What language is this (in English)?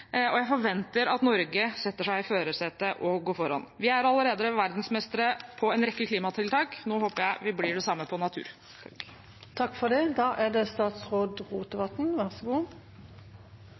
Norwegian